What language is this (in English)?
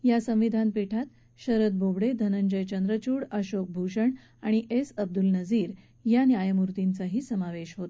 Marathi